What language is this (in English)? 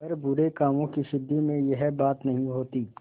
Hindi